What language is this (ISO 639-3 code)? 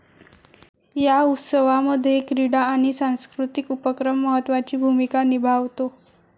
mar